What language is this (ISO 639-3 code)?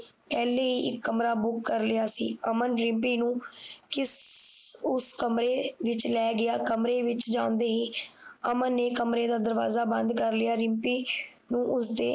pan